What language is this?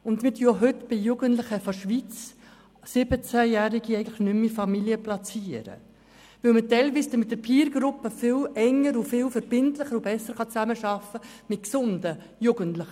Swiss German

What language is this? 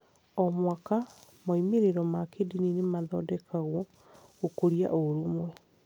Kikuyu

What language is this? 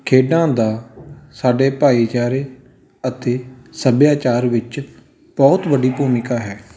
Punjabi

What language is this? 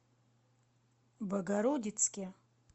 Russian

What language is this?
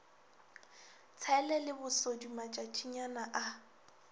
Northern Sotho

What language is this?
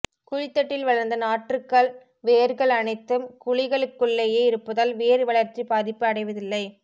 Tamil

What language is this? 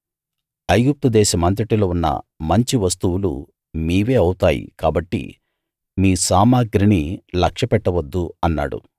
Telugu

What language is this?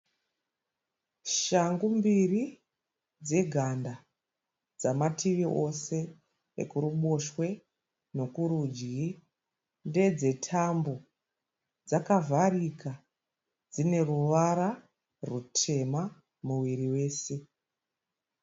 Shona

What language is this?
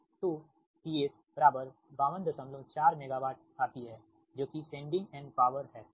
Hindi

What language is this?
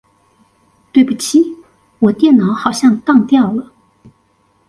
Chinese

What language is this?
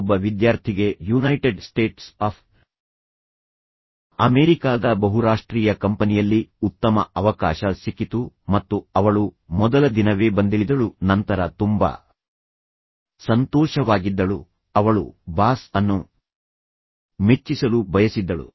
Kannada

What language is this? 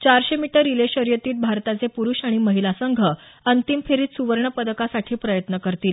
Marathi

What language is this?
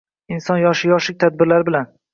Uzbek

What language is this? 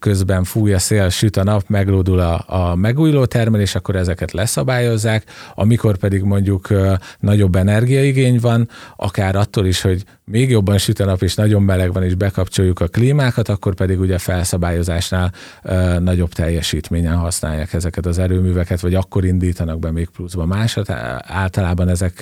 Hungarian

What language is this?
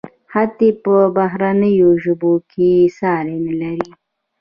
Pashto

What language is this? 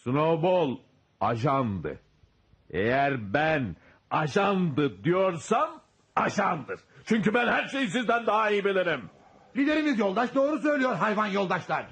Turkish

